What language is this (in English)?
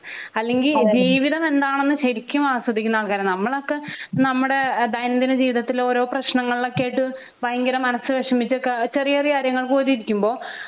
Malayalam